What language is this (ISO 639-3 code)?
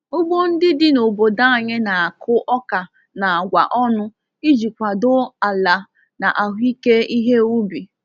ibo